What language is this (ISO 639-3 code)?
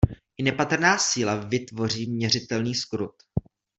ces